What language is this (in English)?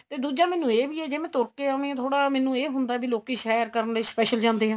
Punjabi